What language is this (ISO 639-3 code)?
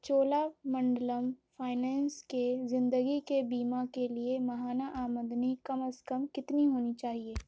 urd